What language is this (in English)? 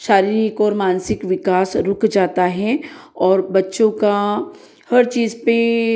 Hindi